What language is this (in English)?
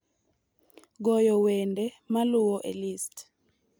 Luo (Kenya and Tanzania)